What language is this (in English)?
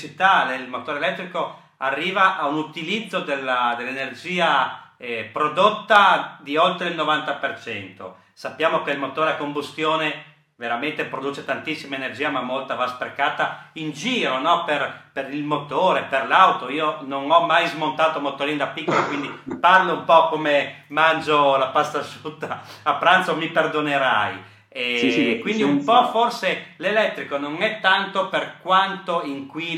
Italian